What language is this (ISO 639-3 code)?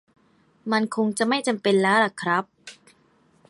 tha